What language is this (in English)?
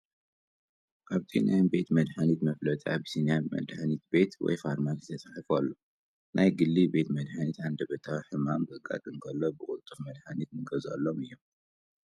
Tigrinya